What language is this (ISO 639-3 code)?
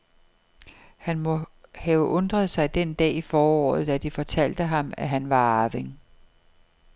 dan